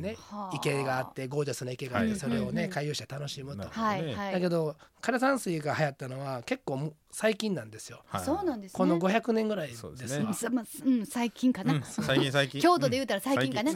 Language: Japanese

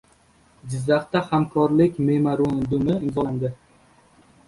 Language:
Uzbek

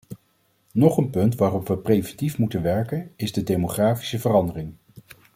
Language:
Dutch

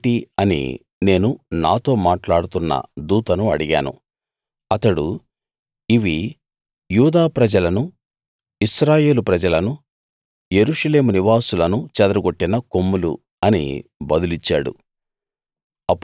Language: Telugu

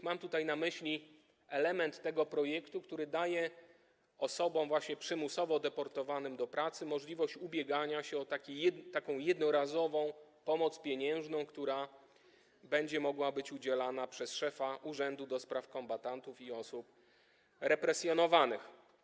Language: Polish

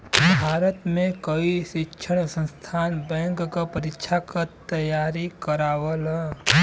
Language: Bhojpuri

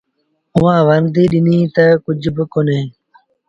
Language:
Sindhi Bhil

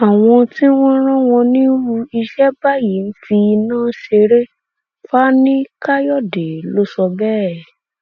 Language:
Yoruba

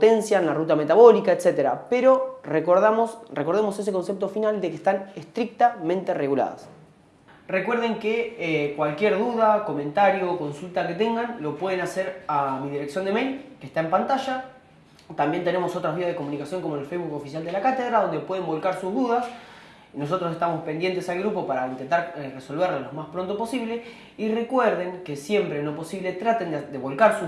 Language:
Spanish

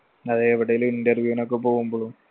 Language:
Malayalam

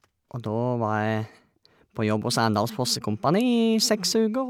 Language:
Norwegian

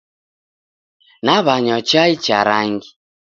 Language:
Taita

